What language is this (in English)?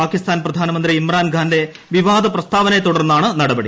Malayalam